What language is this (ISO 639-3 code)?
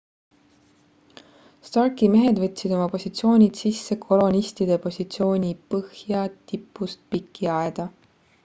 est